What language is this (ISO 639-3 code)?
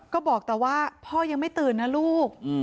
tha